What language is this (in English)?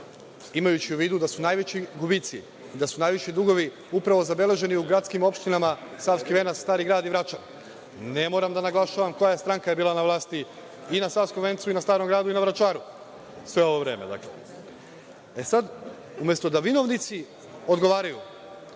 Serbian